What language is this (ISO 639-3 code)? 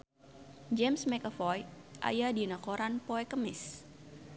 sun